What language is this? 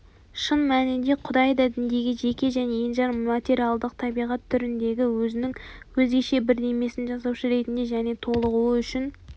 Kazakh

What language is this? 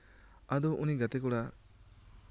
Santali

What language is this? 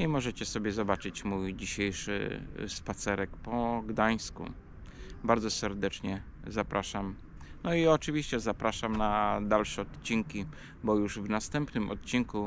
Polish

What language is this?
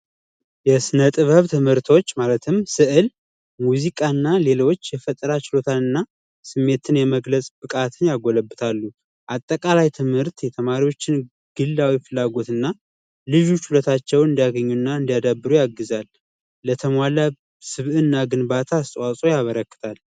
Amharic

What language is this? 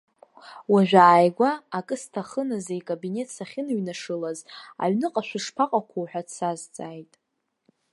Abkhazian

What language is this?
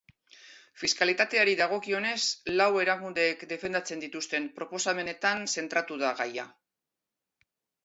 Basque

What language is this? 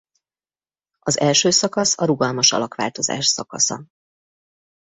Hungarian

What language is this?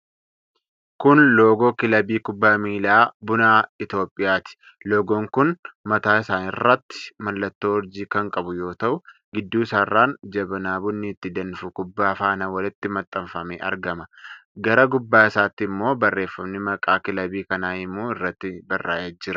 Oromo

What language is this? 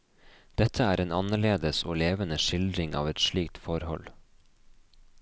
Norwegian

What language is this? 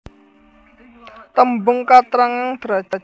Javanese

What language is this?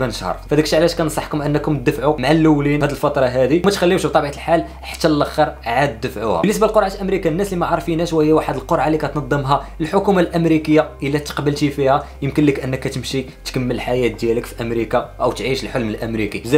Arabic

